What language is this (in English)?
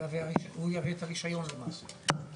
Hebrew